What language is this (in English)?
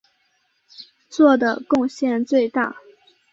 Chinese